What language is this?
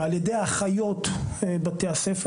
Hebrew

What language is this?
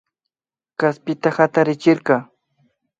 Imbabura Highland Quichua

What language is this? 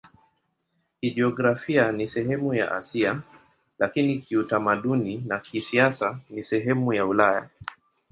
Swahili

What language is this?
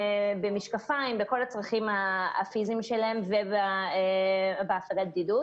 Hebrew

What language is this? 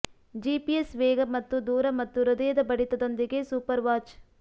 Kannada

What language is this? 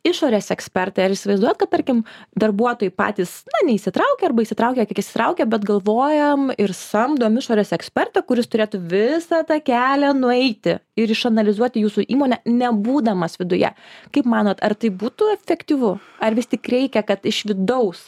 Lithuanian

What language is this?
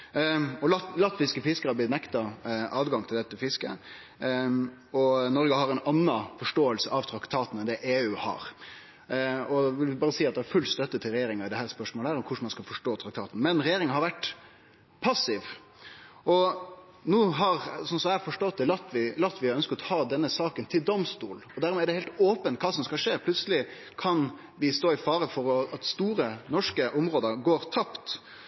Norwegian Nynorsk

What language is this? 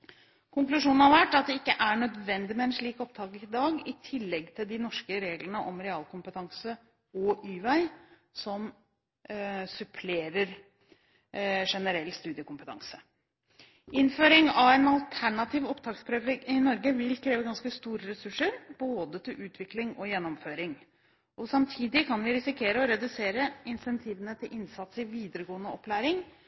Norwegian Bokmål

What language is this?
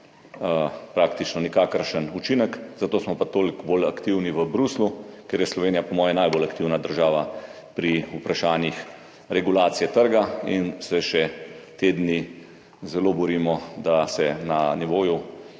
Slovenian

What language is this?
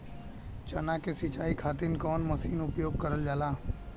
Bhojpuri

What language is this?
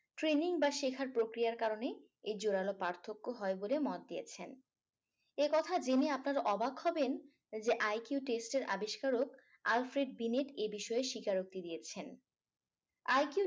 Bangla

